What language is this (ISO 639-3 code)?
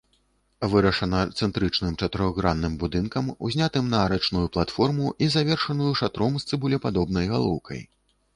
bel